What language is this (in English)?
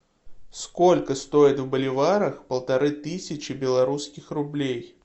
Russian